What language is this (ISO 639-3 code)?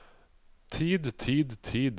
nor